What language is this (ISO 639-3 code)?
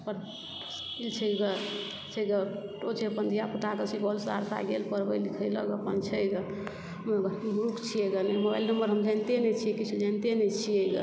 mai